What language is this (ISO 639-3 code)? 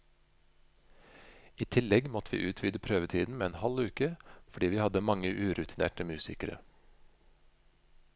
nor